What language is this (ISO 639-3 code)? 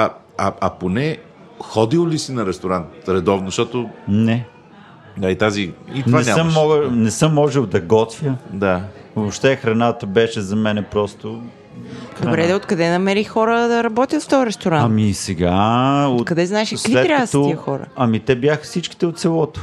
bul